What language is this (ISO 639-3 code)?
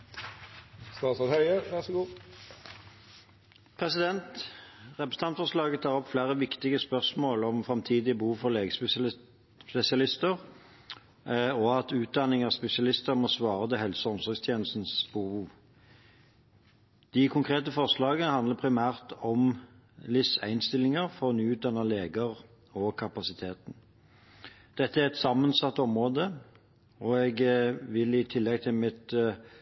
nor